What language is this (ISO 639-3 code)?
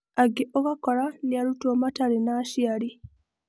kik